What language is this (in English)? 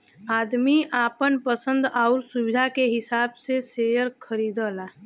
Bhojpuri